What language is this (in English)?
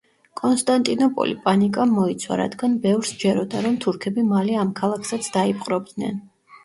Georgian